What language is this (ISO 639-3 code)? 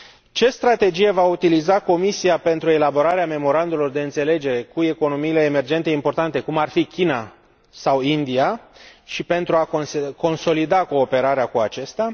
ron